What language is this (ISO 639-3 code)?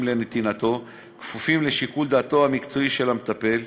heb